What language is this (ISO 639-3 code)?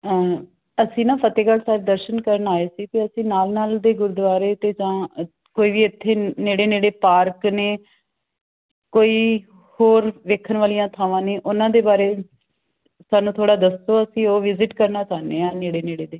pan